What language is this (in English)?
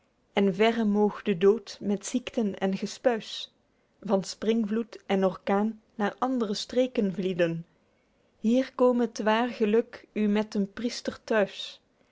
Dutch